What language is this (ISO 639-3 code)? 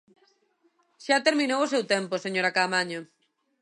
glg